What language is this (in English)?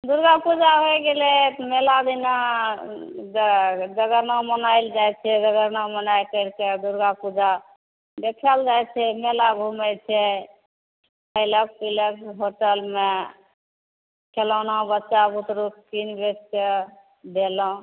Maithili